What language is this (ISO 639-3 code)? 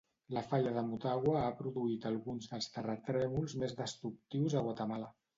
cat